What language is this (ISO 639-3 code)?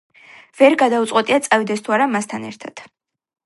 kat